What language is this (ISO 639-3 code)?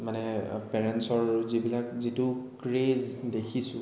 asm